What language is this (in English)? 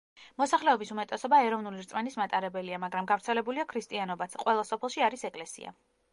Georgian